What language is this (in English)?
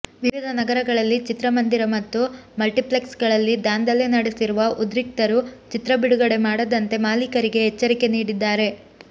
Kannada